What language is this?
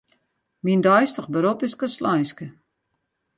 Western Frisian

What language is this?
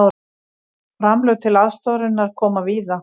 Icelandic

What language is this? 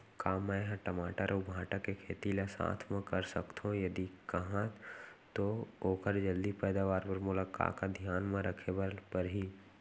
Chhattisgarhi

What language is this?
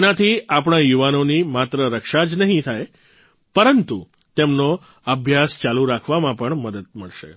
Gujarati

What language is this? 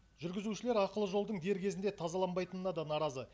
Kazakh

